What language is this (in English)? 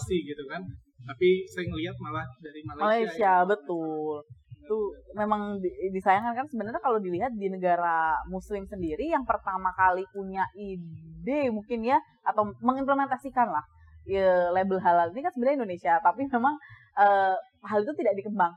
Indonesian